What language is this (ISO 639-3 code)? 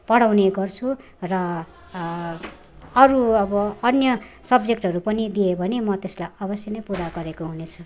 nep